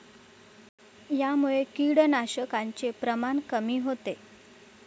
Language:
Marathi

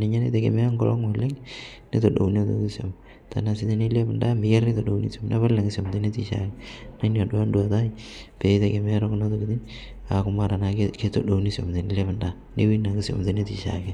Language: Masai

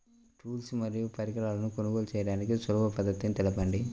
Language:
Telugu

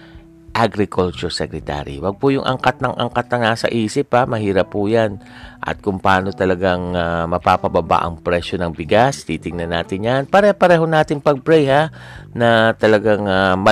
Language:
Filipino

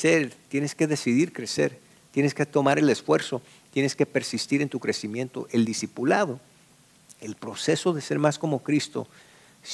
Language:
Spanish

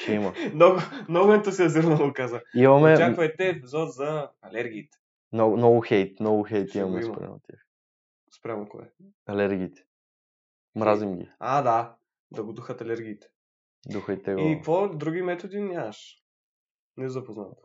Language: Bulgarian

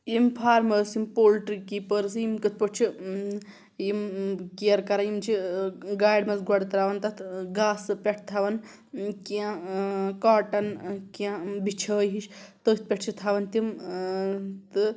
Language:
Kashmiri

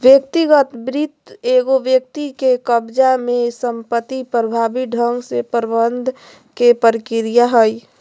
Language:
Magahi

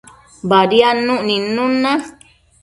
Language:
Matsés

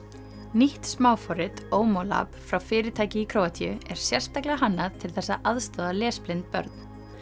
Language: Icelandic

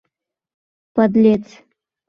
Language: Mari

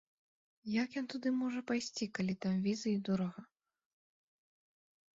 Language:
Belarusian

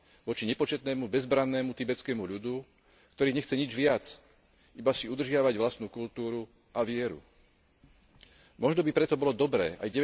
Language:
Slovak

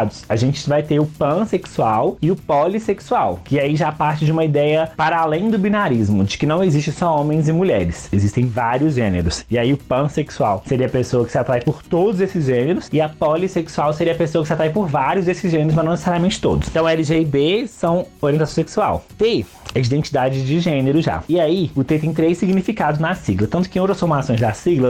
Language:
Portuguese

